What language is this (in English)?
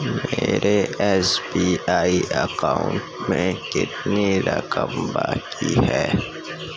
Urdu